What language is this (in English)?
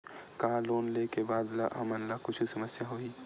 Chhattisgarhi